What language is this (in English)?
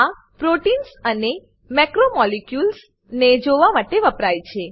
Gujarati